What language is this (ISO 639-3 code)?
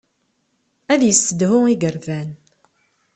kab